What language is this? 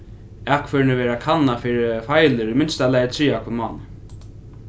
Faroese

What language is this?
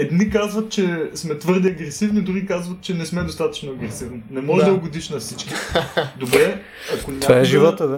Bulgarian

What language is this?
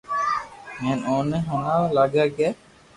Loarki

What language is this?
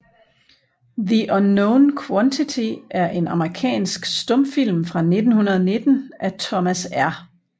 Danish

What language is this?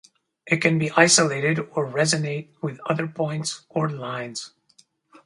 English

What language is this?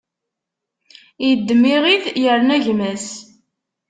Kabyle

